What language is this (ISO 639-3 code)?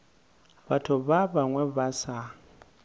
nso